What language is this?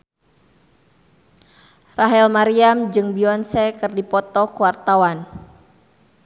Sundanese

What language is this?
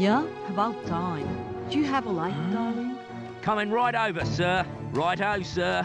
Portuguese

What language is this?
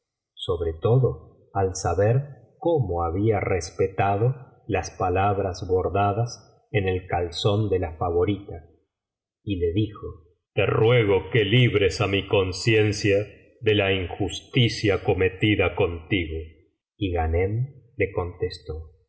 Spanish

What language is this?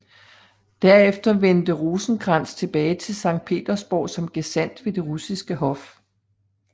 Danish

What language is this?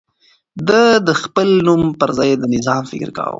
Pashto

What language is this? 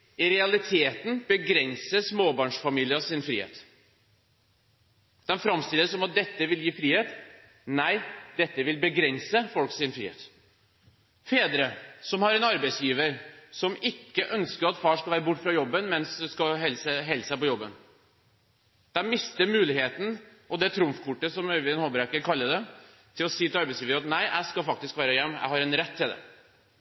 Norwegian Bokmål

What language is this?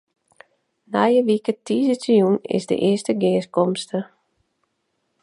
Western Frisian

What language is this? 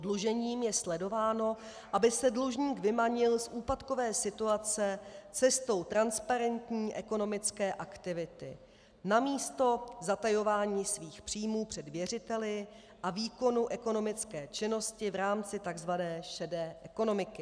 Czech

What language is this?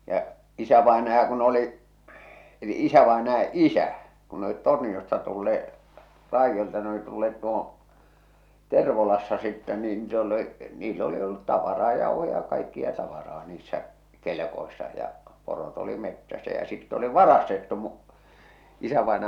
Finnish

